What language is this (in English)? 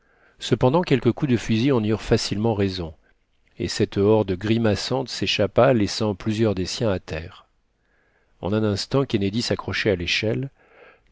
French